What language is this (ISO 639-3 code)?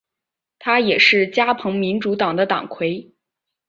zho